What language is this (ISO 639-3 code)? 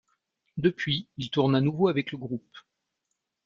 fra